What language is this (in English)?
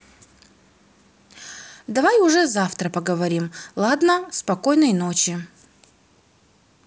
Russian